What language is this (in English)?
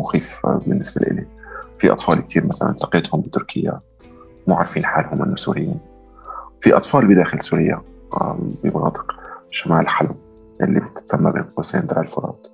Arabic